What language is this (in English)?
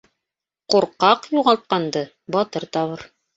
Bashkir